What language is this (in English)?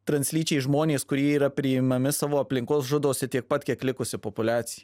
Lithuanian